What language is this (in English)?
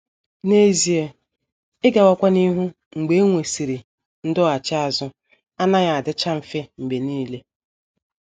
Igbo